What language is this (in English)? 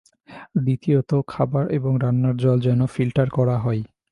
Bangla